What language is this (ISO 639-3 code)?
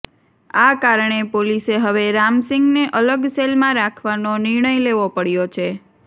guj